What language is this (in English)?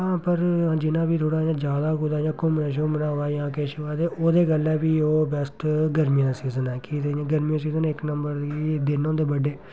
Dogri